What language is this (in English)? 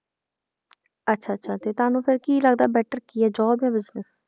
Punjabi